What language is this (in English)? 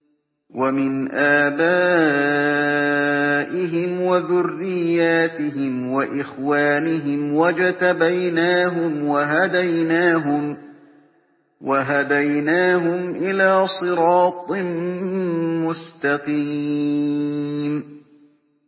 Arabic